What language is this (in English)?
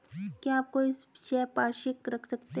Hindi